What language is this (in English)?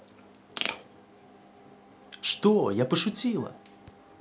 Russian